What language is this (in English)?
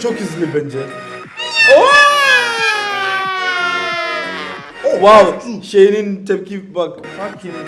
Turkish